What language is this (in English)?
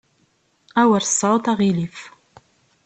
Kabyle